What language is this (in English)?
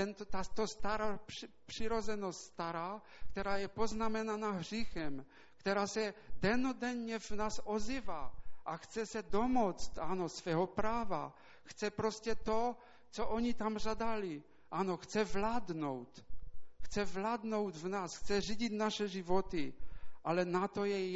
Czech